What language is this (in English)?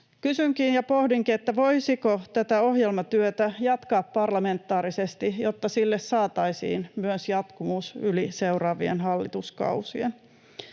Finnish